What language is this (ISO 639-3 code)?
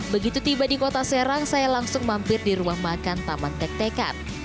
ind